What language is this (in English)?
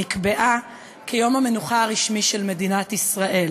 Hebrew